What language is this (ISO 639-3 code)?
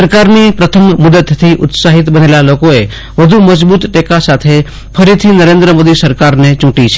guj